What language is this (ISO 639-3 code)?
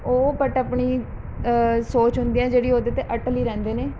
pan